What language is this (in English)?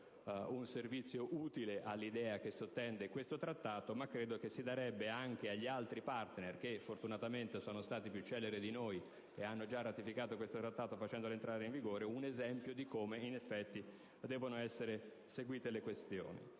Italian